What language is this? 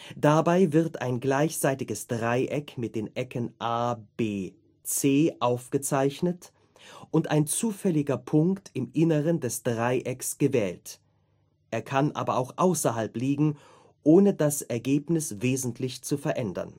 German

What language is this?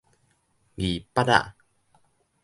Min Nan Chinese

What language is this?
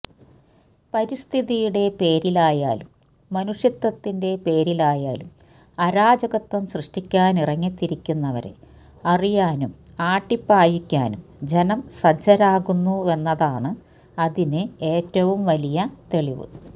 Malayalam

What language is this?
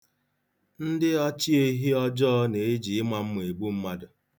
Igbo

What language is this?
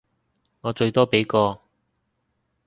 Cantonese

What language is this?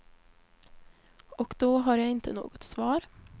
Swedish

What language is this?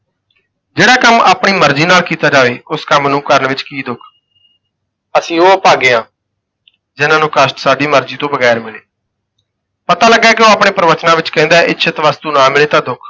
Punjabi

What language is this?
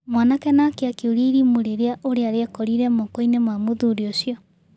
Kikuyu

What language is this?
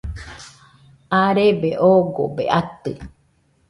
Nüpode Huitoto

